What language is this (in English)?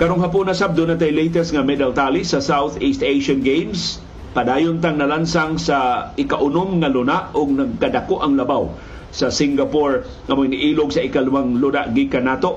Filipino